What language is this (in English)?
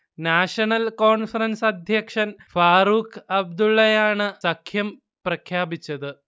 Malayalam